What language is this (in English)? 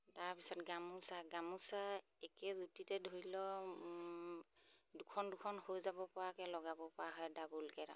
Assamese